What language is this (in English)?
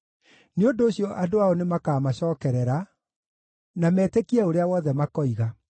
Kikuyu